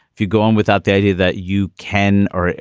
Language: English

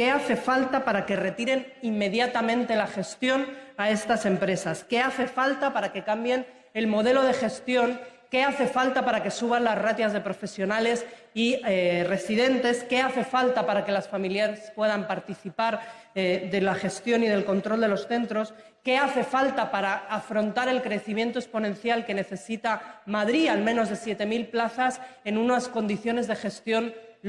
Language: Spanish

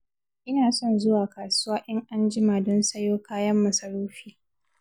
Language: Hausa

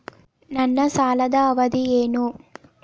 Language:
Kannada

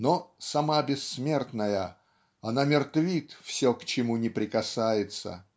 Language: Russian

